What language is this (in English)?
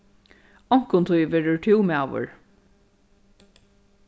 Faroese